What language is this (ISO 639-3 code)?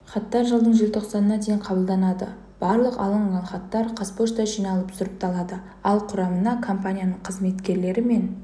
kaz